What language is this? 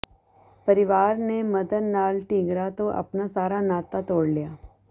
Punjabi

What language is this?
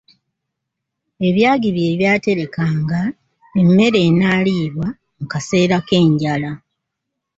Ganda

